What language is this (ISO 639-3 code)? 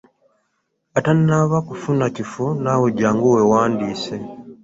lug